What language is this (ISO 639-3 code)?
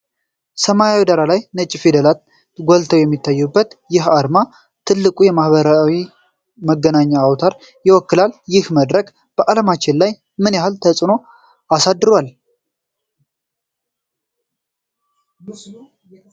amh